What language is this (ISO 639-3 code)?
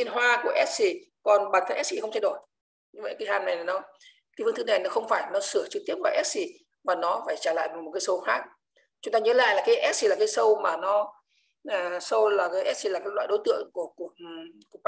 vie